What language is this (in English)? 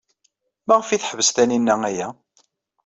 Kabyle